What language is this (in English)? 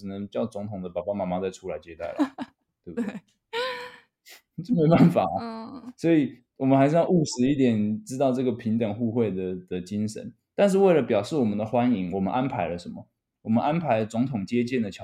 Chinese